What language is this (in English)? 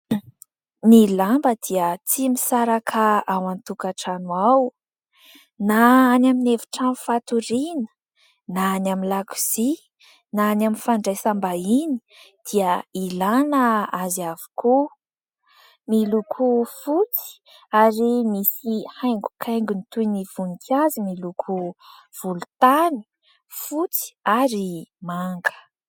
Malagasy